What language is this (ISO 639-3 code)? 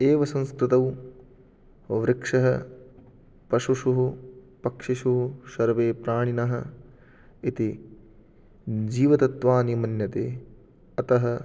san